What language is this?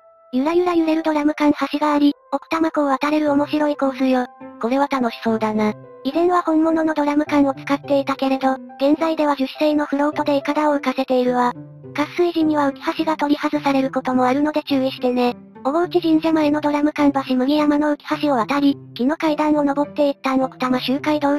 Japanese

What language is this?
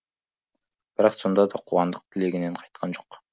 Kazakh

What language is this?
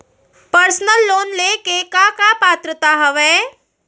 Chhattisgarhi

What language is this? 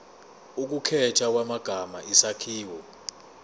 Zulu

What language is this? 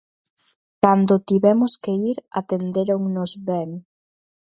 Galician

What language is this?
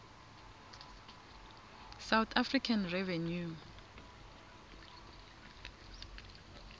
Swati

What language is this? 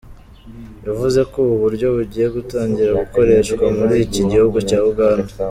Kinyarwanda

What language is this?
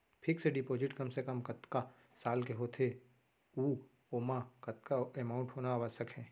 Chhattisgarhi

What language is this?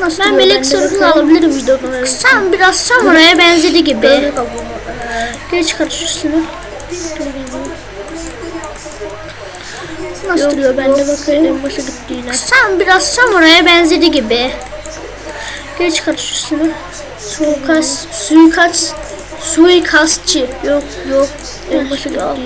Turkish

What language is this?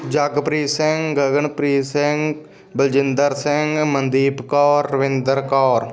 Punjabi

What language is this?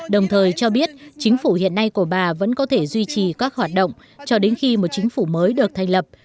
Vietnamese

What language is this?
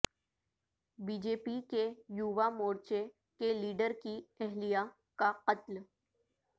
Urdu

